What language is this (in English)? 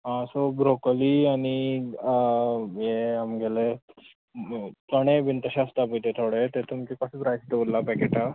Konkani